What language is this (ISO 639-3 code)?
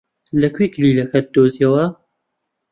ckb